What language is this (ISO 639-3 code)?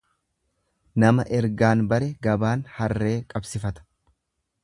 orm